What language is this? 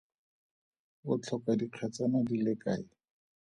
Tswana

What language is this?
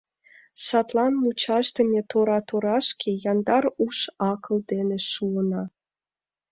Mari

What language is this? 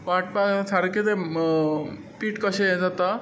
Konkani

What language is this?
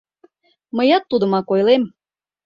Mari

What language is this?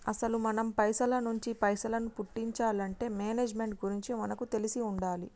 Telugu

